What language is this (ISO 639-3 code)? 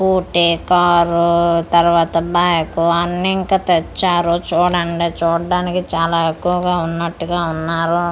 tel